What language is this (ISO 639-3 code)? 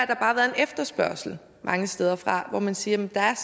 dan